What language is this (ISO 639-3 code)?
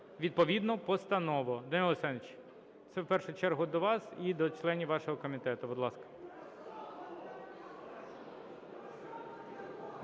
ukr